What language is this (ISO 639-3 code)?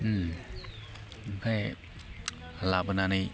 brx